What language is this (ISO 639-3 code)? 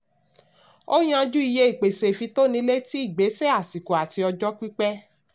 yor